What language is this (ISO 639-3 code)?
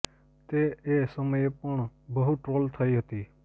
guj